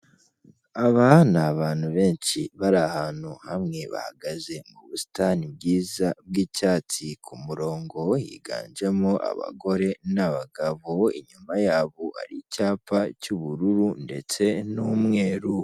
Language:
Kinyarwanda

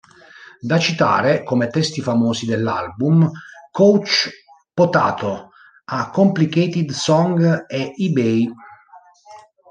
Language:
Italian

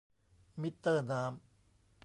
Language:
Thai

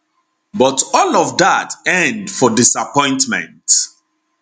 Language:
Nigerian Pidgin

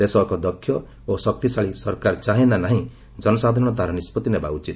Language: Odia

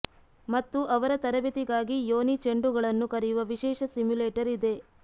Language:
Kannada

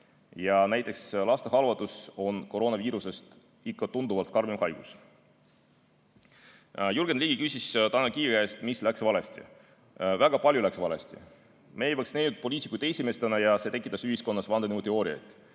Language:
Estonian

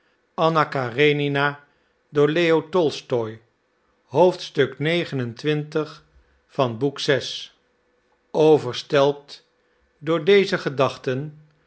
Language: Dutch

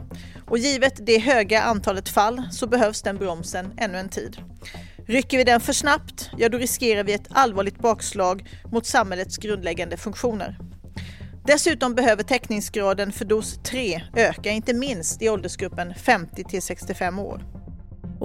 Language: Swedish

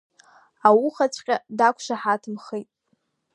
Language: Abkhazian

